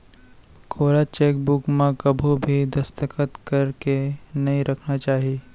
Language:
Chhattisgarhi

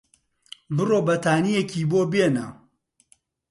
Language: Central Kurdish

